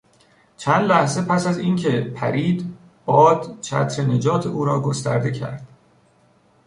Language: Persian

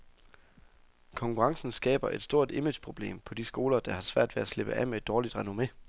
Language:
Danish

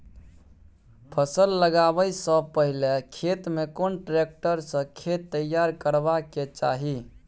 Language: Maithili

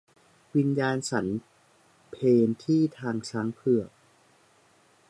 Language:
Thai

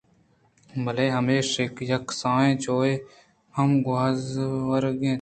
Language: Eastern Balochi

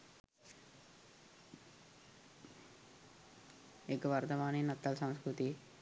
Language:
Sinhala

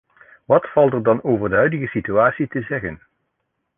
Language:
Dutch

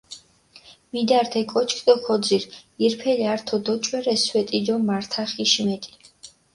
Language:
Mingrelian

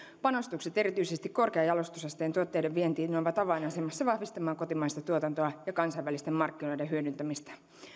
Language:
Finnish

